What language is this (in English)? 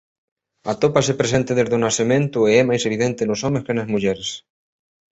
Galician